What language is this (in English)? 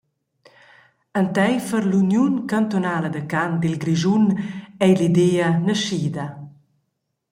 Romansh